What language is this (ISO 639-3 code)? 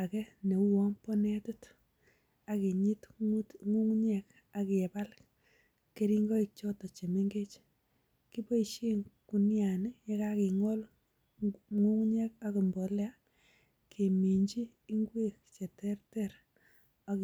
kln